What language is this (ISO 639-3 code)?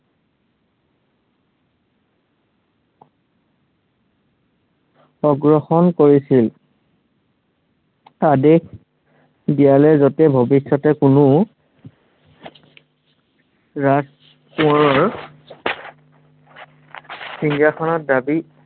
asm